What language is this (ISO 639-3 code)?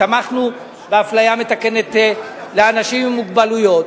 heb